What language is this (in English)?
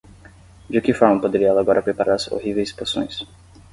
Portuguese